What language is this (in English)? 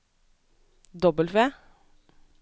Norwegian